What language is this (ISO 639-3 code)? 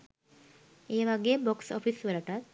sin